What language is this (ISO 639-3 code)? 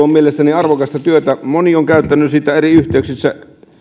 fin